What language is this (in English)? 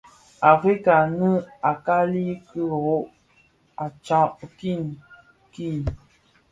Bafia